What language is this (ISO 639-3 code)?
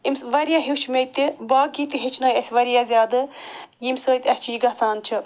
kas